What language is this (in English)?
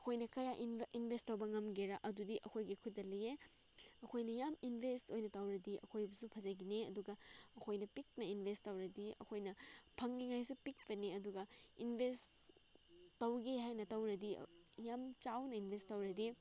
Manipuri